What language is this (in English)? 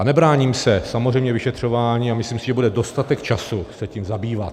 Czech